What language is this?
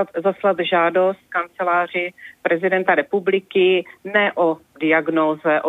Czech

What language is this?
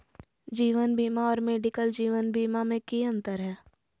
Magahi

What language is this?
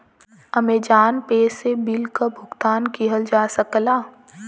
Bhojpuri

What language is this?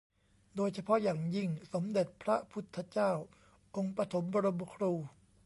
Thai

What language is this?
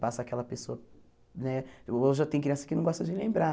Portuguese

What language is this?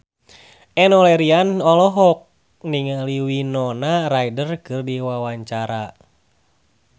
Sundanese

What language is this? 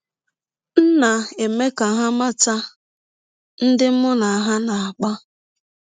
Igbo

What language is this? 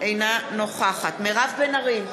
Hebrew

